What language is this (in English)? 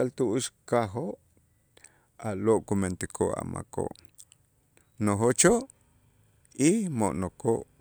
Itzá